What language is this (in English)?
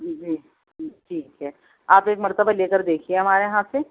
Urdu